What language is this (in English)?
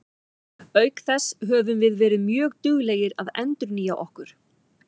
Icelandic